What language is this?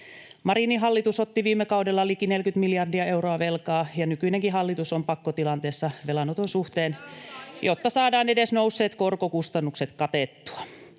Finnish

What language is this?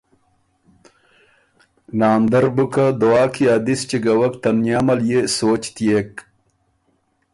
Ormuri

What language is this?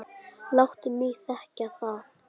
Icelandic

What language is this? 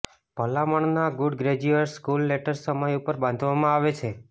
Gujarati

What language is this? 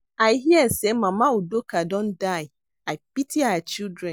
Nigerian Pidgin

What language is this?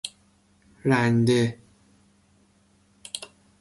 Persian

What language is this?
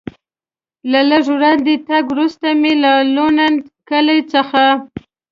Pashto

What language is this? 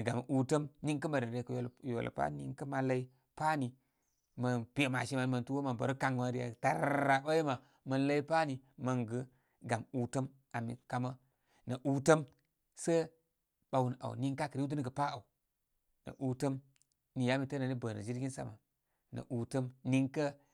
Koma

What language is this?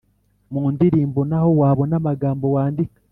Kinyarwanda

